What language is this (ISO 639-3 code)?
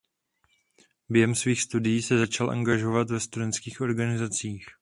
ces